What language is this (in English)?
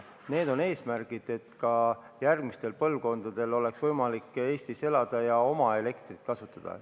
Estonian